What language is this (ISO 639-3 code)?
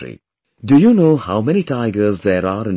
eng